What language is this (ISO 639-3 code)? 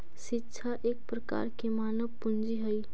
mag